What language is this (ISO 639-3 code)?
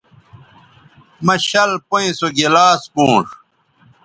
btv